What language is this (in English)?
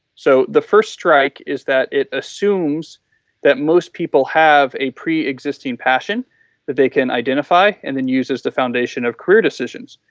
English